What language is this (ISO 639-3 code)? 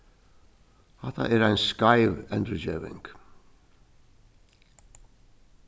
fao